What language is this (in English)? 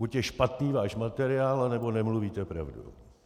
Czech